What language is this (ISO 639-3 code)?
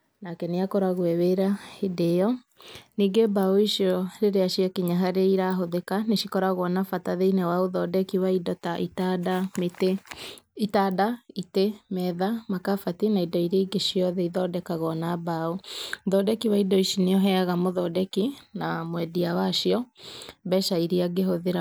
kik